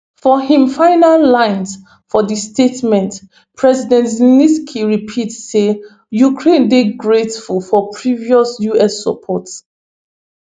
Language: Nigerian Pidgin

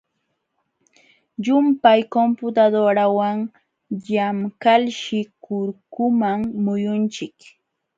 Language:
Jauja Wanca Quechua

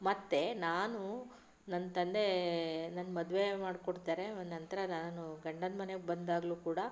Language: Kannada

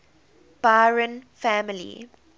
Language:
English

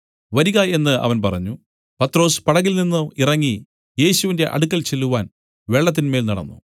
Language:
Malayalam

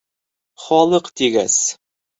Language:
Bashkir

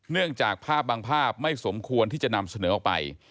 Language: Thai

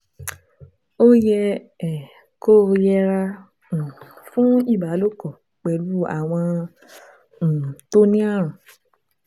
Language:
Yoruba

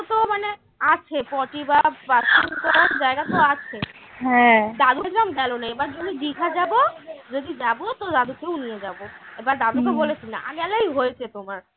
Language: Bangla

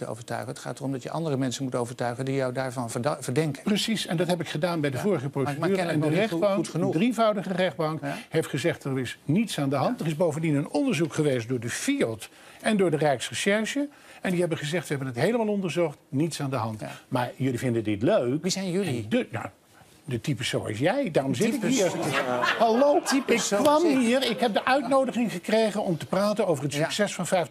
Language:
Dutch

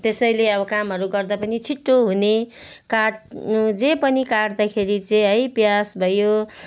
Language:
Nepali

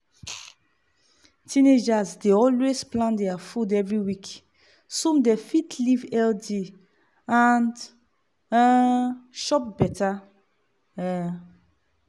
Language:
Nigerian Pidgin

